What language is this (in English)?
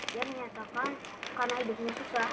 Indonesian